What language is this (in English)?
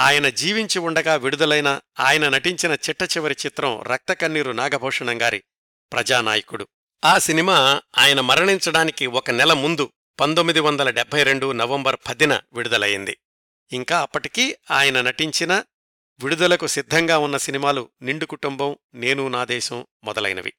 Telugu